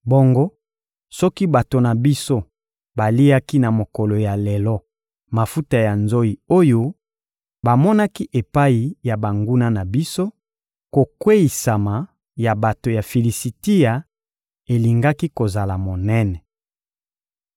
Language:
Lingala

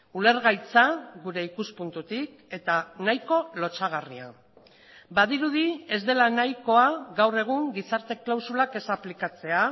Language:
Basque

